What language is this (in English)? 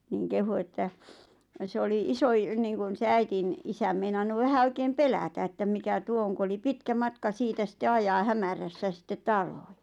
Finnish